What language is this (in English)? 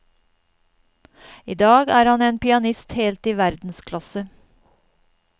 Norwegian